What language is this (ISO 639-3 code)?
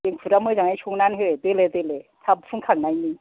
brx